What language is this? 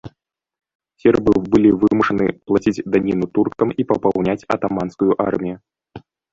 Belarusian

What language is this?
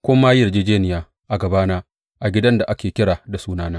Hausa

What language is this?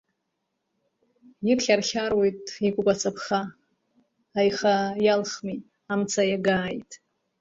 Abkhazian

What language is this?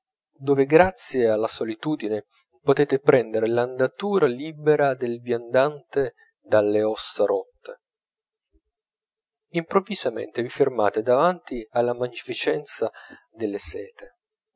Italian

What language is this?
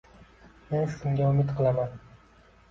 Uzbek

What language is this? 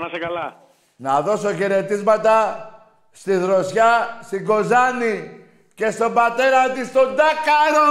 Greek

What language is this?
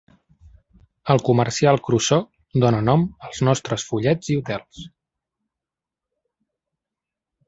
Catalan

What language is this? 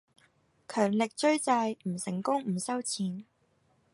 Cantonese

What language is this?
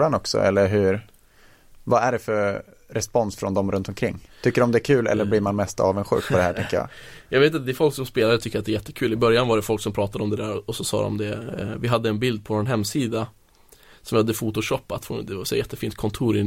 Swedish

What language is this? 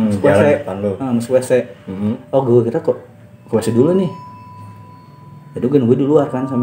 Indonesian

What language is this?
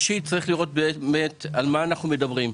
Hebrew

